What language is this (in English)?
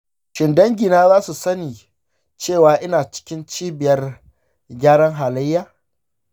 Hausa